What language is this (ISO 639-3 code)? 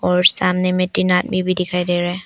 hin